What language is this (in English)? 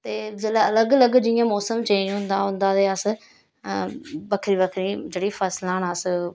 Dogri